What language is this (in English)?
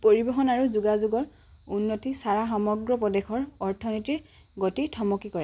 Assamese